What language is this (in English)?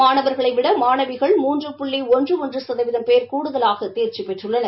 Tamil